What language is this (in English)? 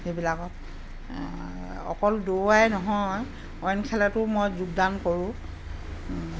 Assamese